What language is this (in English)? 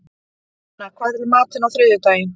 Icelandic